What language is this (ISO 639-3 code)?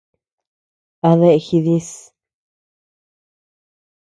cux